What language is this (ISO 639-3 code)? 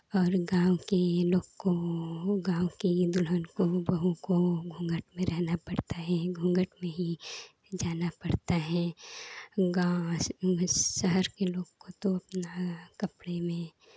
hin